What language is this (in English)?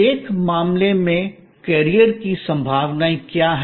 Hindi